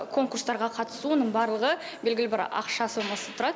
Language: Kazakh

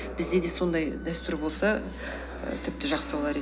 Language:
Kazakh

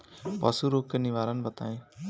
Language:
Bhojpuri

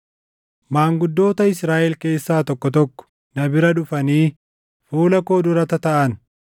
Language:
Oromo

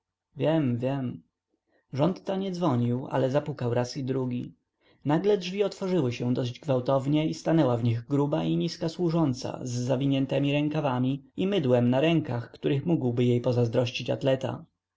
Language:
Polish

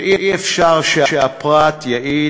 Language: Hebrew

